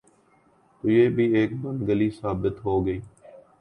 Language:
Urdu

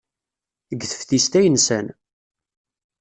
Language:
Kabyle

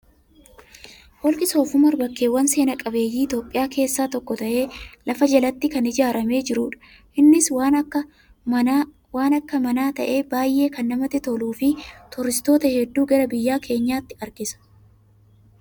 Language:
Oromo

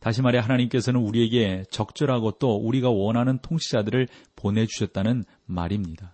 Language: Korean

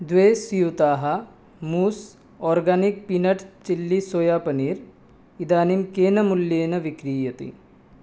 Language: Sanskrit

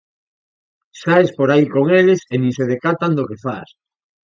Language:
Galician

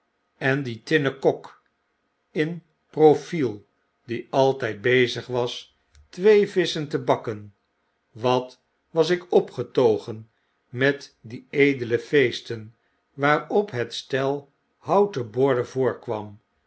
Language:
Dutch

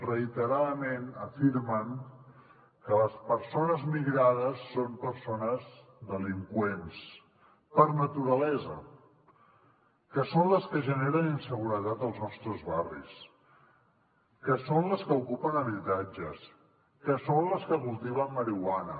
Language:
Catalan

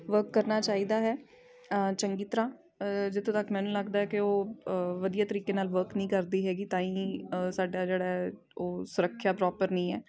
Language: Punjabi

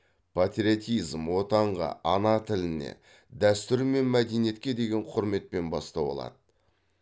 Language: Kazakh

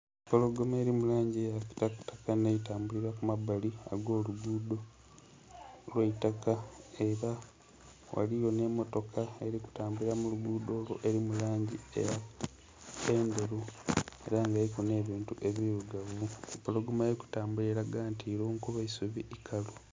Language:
Soga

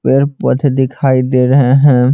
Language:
Hindi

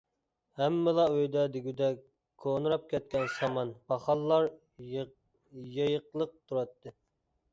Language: Uyghur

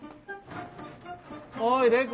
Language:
Japanese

